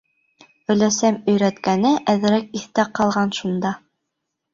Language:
Bashkir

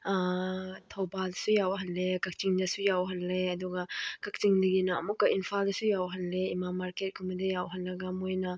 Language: Manipuri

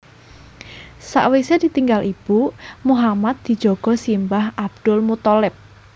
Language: Javanese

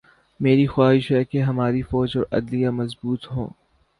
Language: Urdu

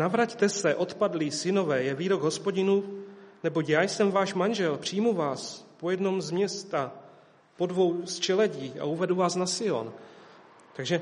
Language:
Czech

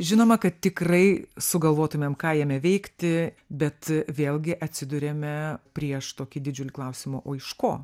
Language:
Lithuanian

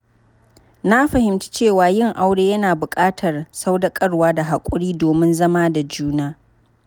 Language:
Hausa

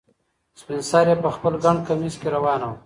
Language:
Pashto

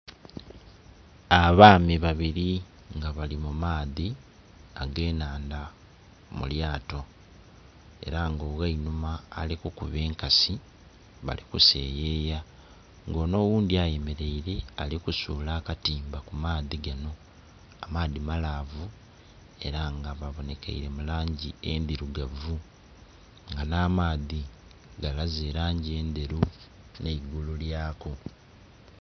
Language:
Soga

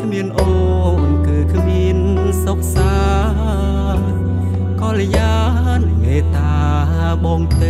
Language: Thai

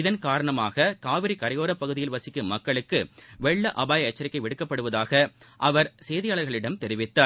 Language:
Tamil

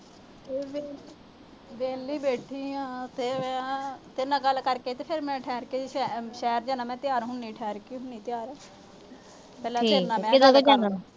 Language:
Punjabi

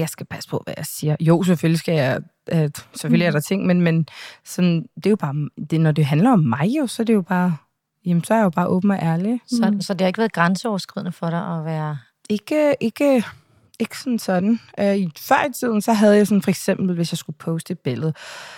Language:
Danish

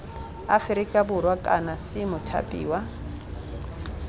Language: Tswana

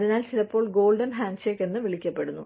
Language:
Malayalam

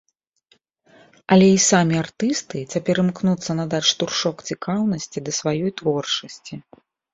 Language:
Belarusian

